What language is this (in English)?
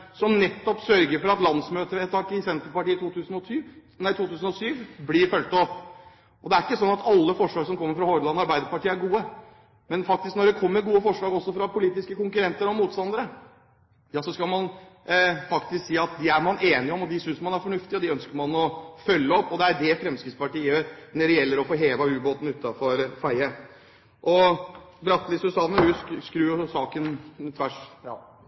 Norwegian Bokmål